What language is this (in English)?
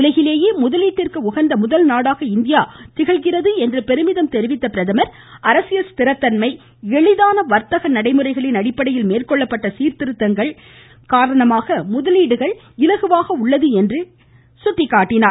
Tamil